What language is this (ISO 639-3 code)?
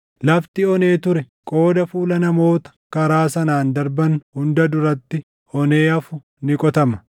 orm